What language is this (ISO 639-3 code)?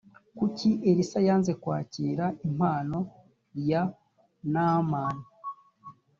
kin